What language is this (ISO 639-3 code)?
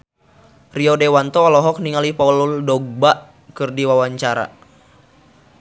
sun